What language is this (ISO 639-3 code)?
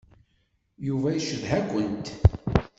kab